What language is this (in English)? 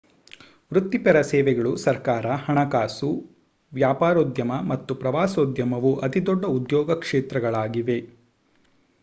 Kannada